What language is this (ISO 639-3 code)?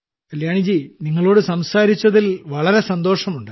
mal